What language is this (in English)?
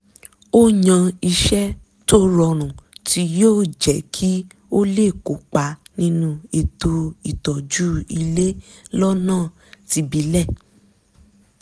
Yoruba